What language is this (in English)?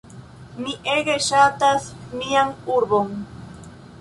Esperanto